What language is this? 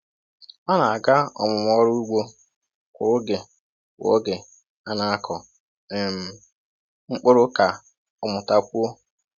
Igbo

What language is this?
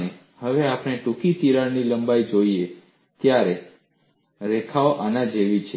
Gujarati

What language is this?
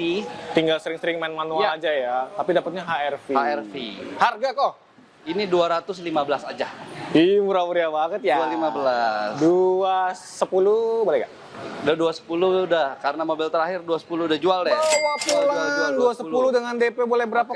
Indonesian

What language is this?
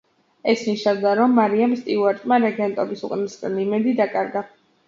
Georgian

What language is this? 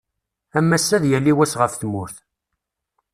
Kabyle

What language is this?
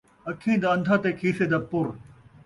Saraiki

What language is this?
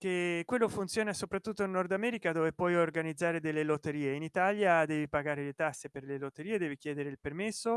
Italian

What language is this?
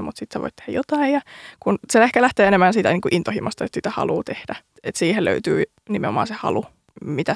Finnish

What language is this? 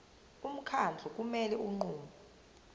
Zulu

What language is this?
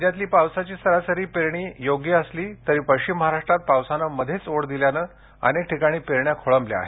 Marathi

